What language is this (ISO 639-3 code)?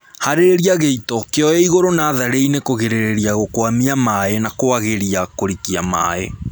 kik